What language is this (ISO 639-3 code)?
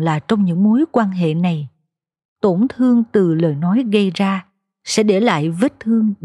vie